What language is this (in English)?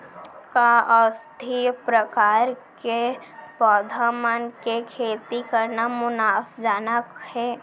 Chhattisgarhi